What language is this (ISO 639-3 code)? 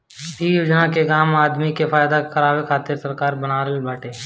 bho